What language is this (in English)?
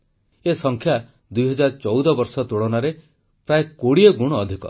Odia